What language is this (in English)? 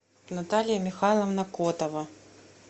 Russian